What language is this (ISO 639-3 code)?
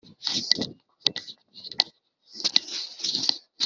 kin